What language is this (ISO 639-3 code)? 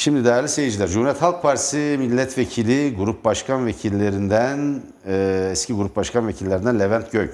tur